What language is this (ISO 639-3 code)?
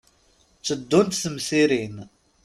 kab